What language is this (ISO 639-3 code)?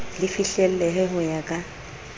sot